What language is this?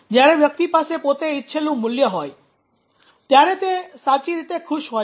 Gujarati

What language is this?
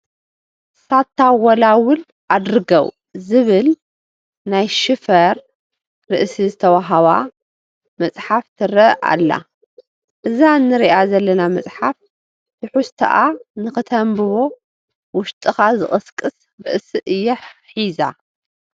Tigrinya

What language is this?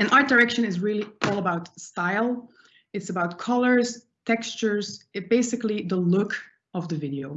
English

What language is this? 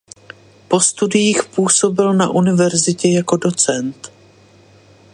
Czech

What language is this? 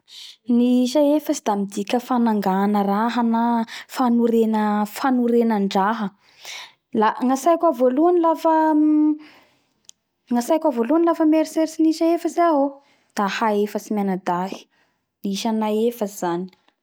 Bara Malagasy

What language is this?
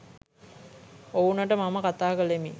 Sinhala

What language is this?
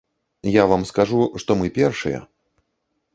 Belarusian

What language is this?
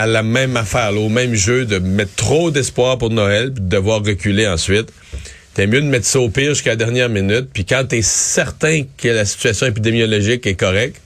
French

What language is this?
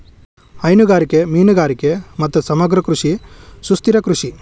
Kannada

